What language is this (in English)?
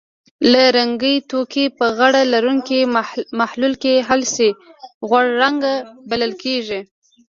Pashto